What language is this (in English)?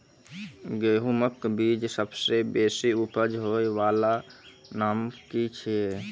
Maithili